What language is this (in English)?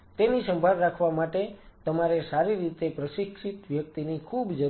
Gujarati